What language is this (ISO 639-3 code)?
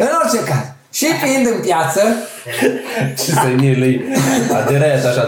ron